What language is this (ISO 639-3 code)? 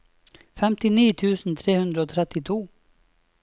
nor